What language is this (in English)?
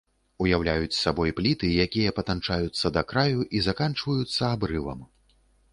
Belarusian